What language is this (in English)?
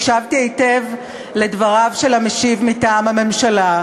Hebrew